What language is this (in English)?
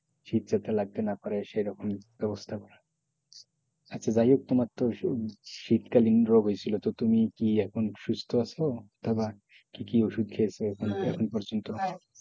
Bangla